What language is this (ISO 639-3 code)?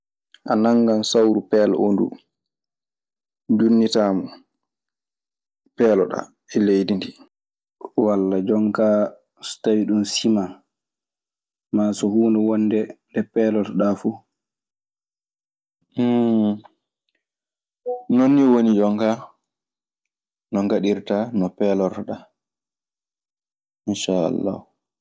ffm